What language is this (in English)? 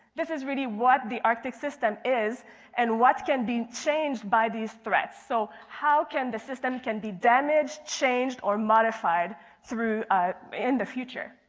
English